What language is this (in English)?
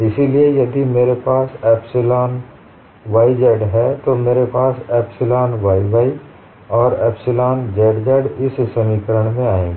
Hindi